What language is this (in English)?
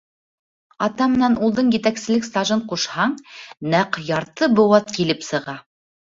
Bashkir